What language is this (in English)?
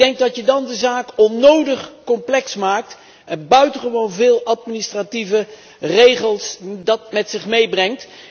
Dutch